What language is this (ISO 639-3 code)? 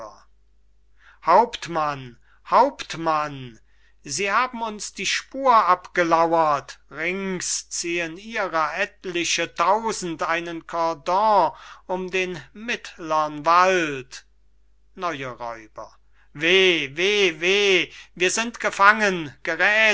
deu